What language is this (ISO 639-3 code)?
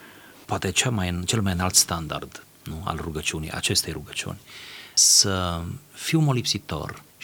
ron